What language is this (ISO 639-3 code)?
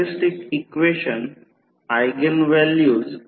mar